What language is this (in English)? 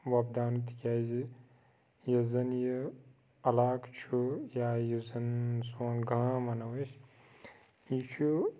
Kashmiri